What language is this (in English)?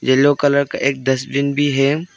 Hindi